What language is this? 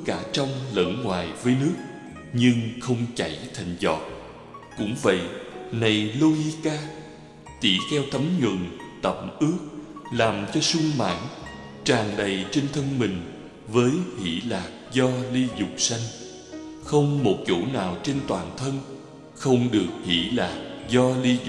Vietnamese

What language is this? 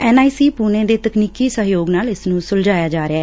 Punjabi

